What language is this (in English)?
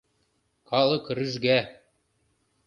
Mari